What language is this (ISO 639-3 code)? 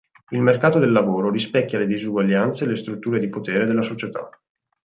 ita